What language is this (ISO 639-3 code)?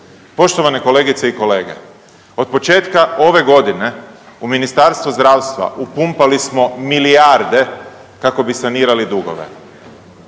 hrv